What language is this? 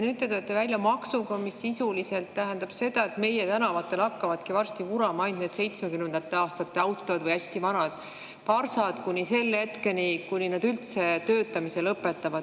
Estonian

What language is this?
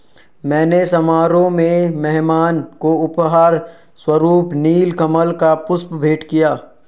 Hindi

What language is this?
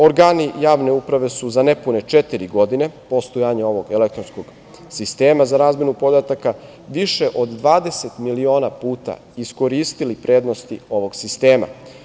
Serbian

